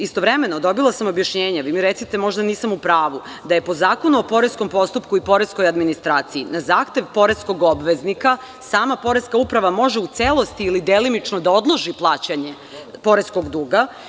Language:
Serbian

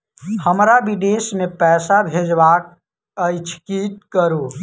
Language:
Maithili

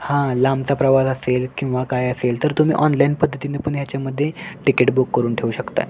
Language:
Marathi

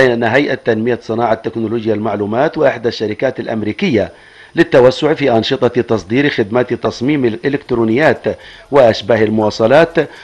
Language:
Arabic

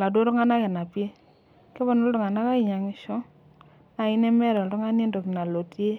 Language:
Masai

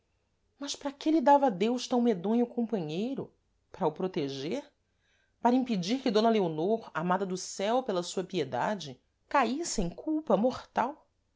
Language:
Portuguese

